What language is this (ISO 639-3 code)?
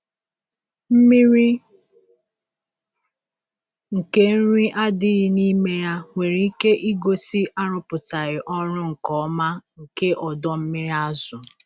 ibo